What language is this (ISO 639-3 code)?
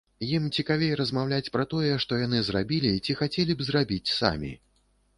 bel